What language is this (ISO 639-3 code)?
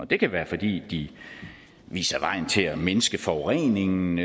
dan